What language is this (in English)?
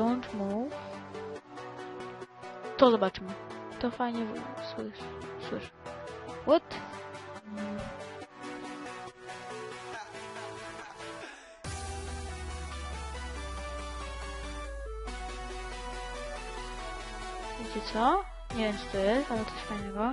Polish